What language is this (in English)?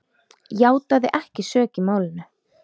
Icelandic